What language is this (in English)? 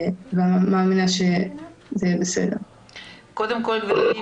Hebrew